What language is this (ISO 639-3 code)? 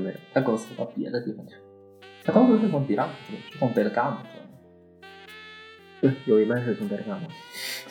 zho